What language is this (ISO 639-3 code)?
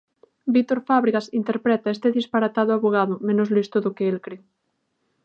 glg